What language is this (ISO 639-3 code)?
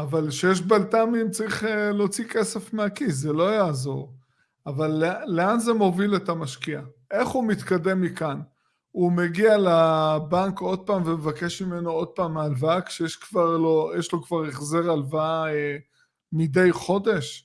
heb